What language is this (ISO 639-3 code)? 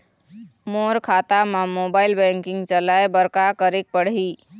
hne